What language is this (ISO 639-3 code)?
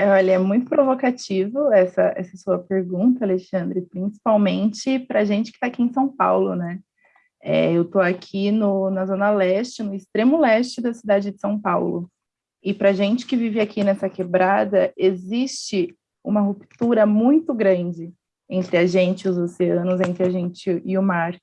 por